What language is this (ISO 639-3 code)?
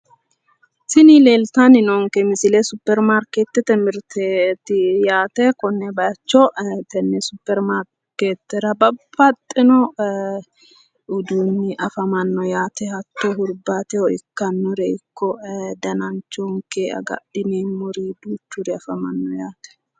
sid